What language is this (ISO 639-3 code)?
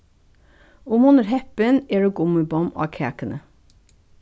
fao